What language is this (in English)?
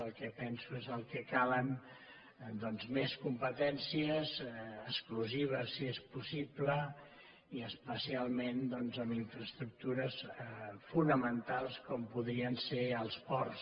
Catalan